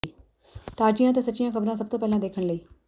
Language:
Punjabi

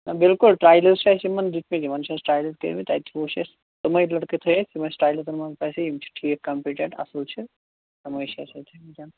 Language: Kashmiri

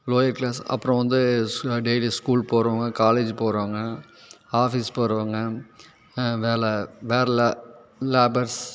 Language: Tamil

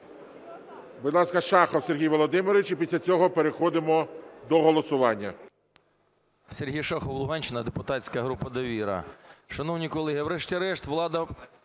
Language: Ukrainian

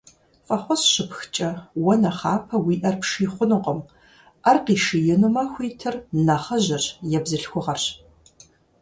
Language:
Kabardian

